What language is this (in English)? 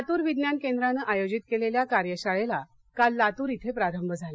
Marathi